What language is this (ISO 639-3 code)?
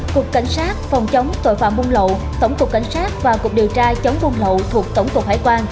vie